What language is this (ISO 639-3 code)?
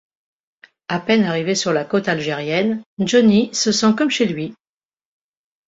fra